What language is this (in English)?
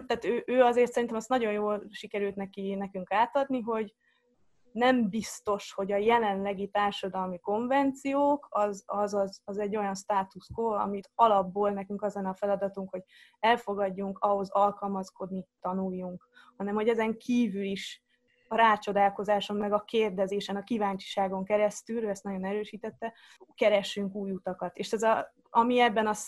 Hungarian